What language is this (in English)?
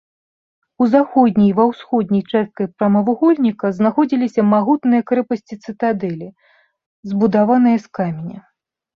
Belarusian